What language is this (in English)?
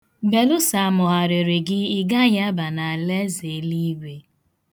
Igbo